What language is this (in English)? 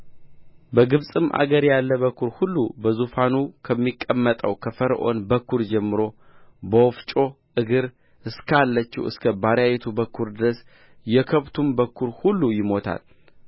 Amharic